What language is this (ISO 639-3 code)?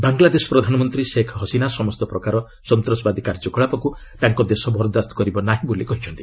ori